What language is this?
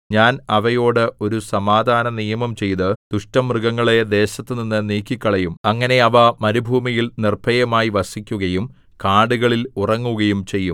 Malayalam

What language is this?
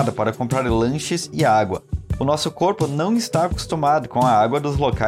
Portuguese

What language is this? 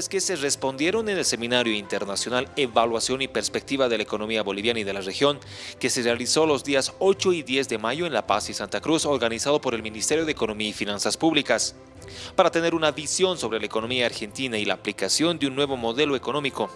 Spanish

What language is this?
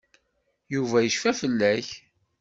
Kabyle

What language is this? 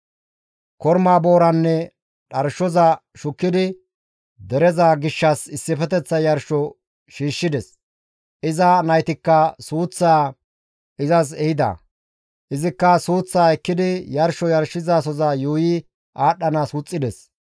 Gamo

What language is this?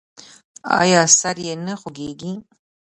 Pashto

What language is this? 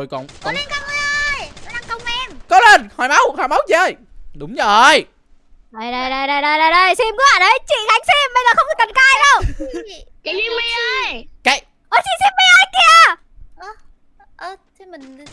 Vietnamese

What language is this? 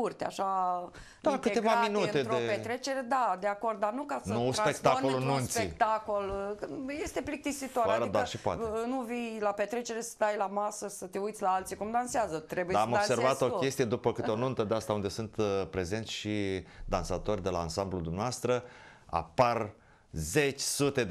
Romanian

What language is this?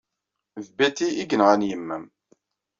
Kabyle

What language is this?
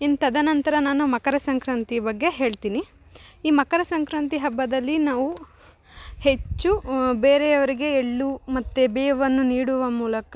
Kannada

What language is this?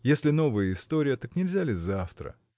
Russian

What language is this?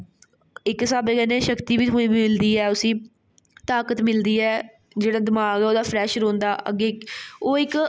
Dogri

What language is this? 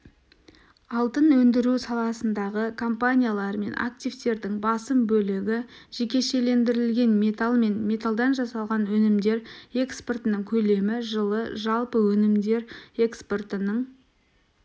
Kazakh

